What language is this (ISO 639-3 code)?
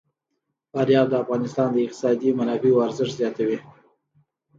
pus